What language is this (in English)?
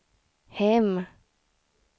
Swedish